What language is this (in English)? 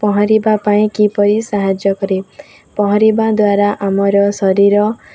Odia